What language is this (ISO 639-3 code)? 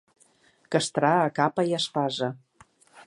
cat